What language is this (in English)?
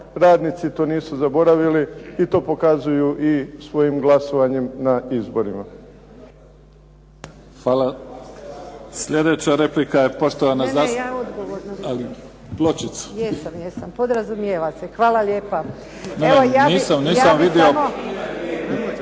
Croatian